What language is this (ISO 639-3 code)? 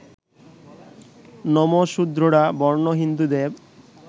ben